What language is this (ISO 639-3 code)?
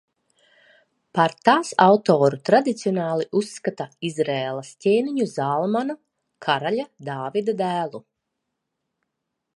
lav